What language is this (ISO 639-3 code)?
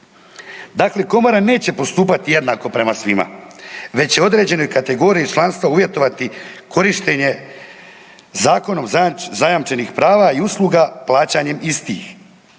hrv